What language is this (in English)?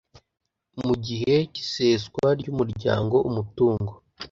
Kinyarwanda